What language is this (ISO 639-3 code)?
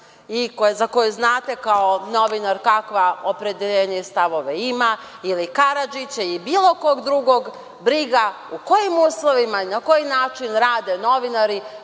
srp